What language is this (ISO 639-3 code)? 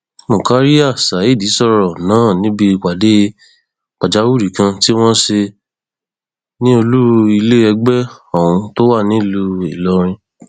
yor